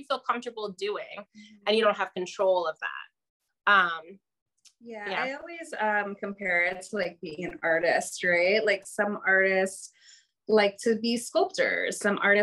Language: English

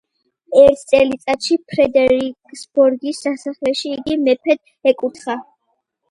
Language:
Georgian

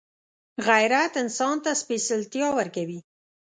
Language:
Pashto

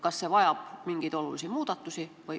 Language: Estonian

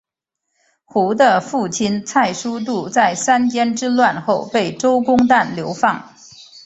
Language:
Chinese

